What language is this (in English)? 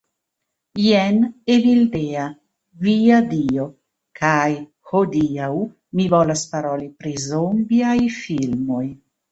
Esperanto